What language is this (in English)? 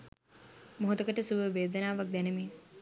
Sinhala